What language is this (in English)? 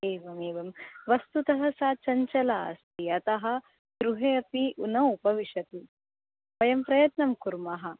Sanskrit